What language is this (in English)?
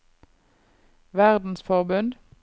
Norwegian